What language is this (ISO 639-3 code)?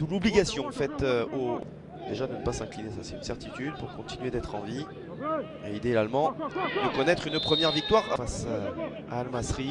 fra